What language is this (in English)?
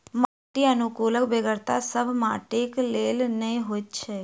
Maithili